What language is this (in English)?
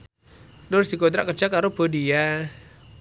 Javanese